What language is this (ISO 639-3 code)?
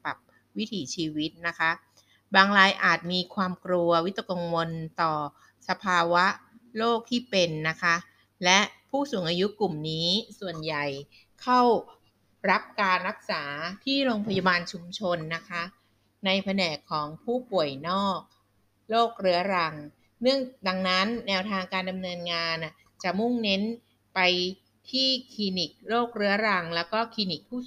tha